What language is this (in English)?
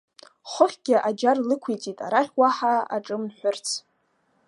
Abkhazian